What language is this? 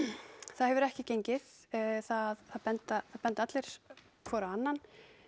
Icelandic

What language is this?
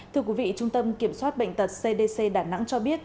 Vietnamese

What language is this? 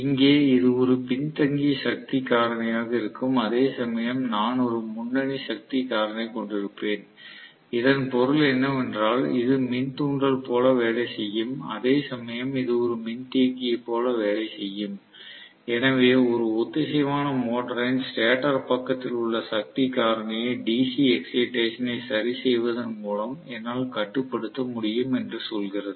Tamil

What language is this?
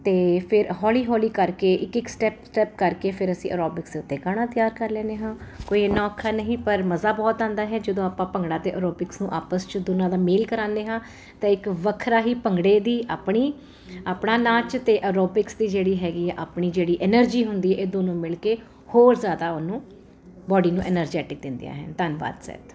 Punjabi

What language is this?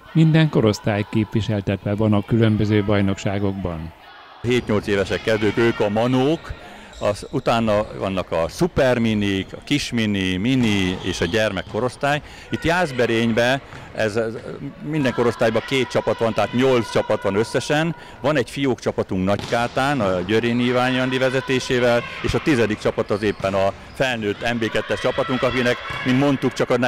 Hungarian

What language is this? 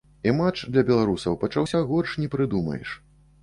Belarusian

